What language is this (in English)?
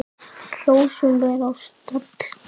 Icelandic